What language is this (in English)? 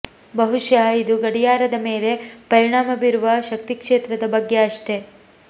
Kannada